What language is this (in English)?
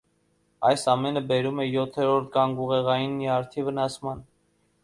Armenian